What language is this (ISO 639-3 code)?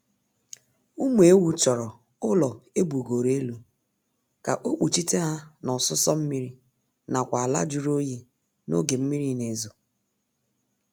ibo